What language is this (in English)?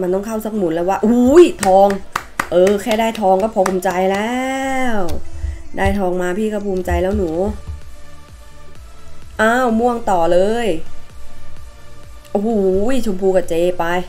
Thai